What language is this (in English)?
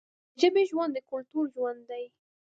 Pashto